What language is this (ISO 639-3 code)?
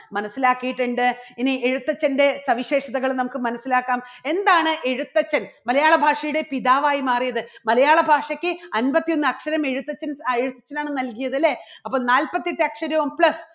mal